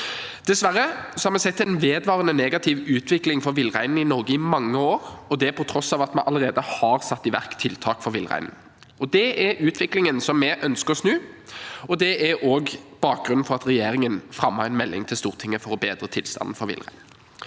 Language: Norwegian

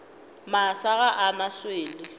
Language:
Northern Sotho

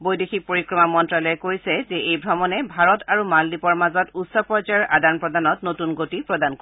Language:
Assamese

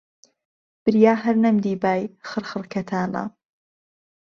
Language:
Central Kurdish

